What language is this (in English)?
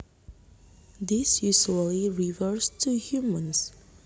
Javanese